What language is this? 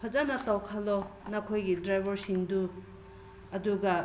Manipuri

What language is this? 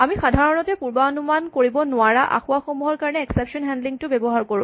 Assamese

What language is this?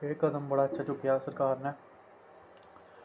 Dogri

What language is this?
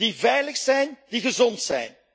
Dutch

